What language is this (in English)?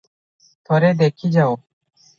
Odia